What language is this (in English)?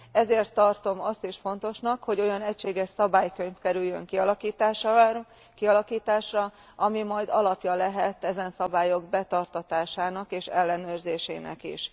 Hungarian